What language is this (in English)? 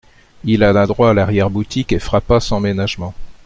French